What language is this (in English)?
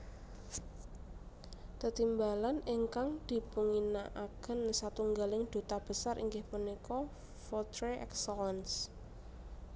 Javanese